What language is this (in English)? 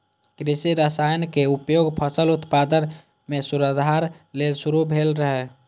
Maithili